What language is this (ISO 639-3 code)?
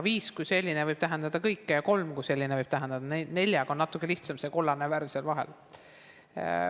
est